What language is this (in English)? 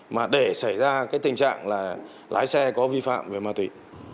Vietnamese